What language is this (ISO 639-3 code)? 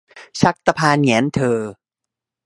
tha